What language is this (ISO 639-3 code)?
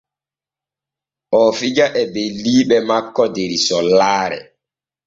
fue